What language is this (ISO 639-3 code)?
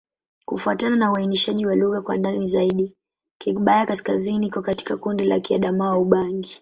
swa